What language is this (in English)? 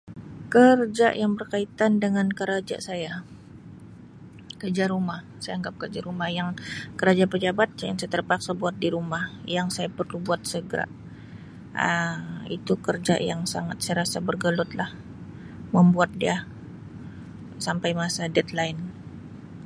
Sabah Malay